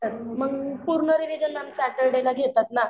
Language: Marathi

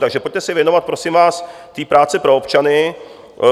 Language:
Czech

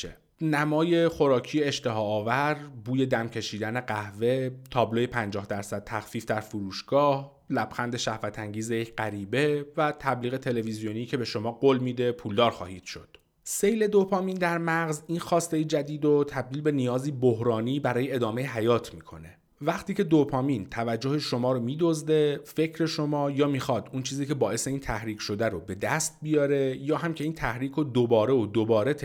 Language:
Persian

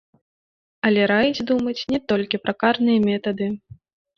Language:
Belarusian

